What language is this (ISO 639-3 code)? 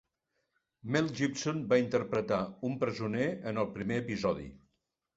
cat